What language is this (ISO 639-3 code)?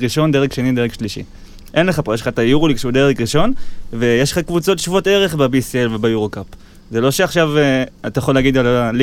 heb